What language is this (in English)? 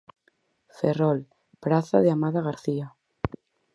Galician